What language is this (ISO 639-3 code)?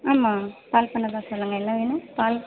tam